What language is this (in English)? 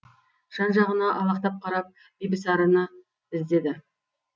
Kazakh